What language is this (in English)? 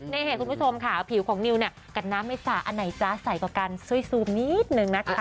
Thai